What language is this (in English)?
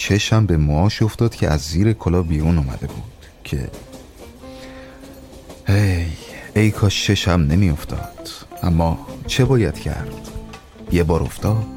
Persian